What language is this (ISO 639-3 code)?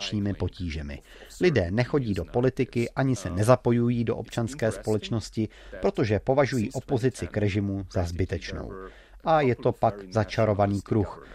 ces